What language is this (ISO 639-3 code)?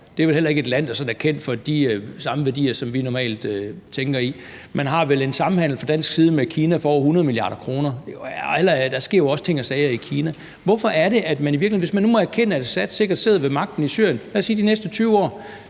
dan